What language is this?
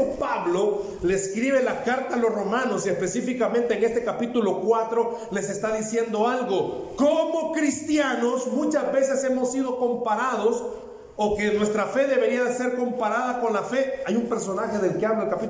Spanish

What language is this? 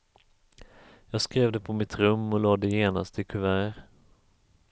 Swedish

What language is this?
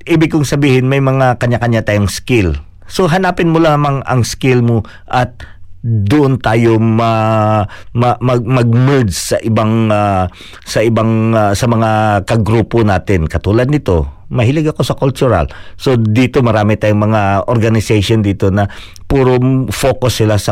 Filipino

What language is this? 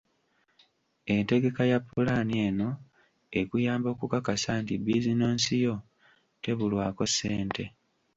Ganda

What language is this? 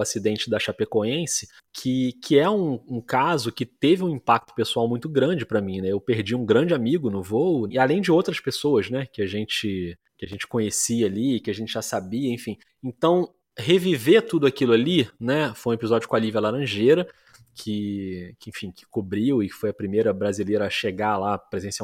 Portuguese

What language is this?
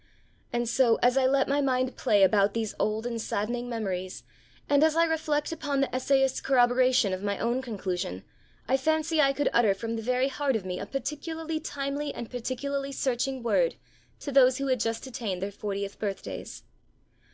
English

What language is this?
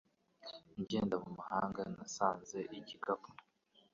Kinyarwanda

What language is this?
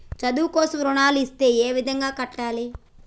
Telugu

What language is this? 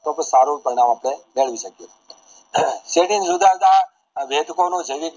Gujarati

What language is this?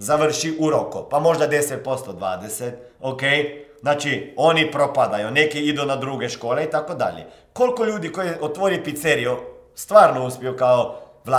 Croatian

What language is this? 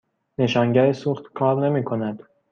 Persian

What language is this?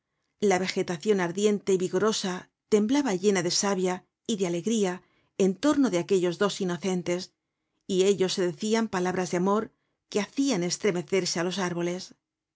Spanish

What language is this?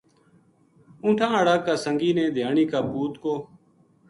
Gujari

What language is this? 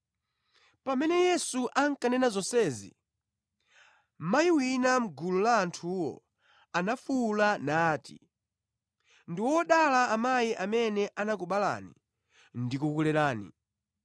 Nyanja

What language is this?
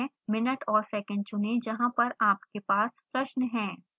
Hindi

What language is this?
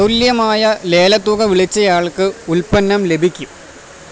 Malayalam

